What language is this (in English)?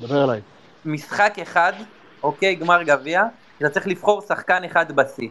Hebrew